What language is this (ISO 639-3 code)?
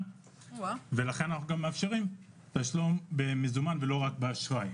heb